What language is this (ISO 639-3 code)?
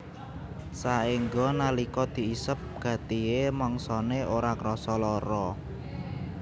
jav